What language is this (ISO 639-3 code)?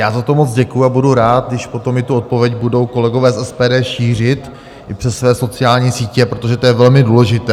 ces